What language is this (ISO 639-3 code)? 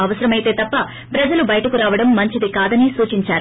tel